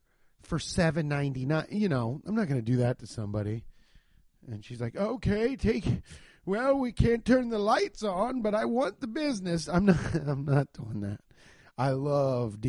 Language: English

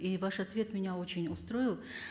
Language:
Kazakh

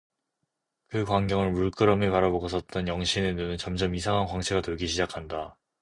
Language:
Korean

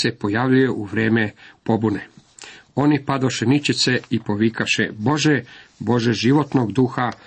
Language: Croatian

